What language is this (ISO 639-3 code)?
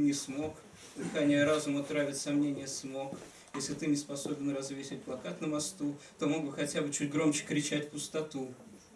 rus